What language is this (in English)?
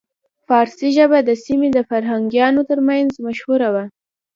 Pashto